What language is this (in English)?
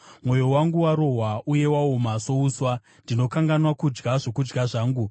Shona